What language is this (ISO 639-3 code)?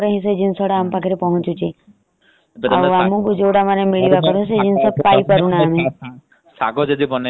ori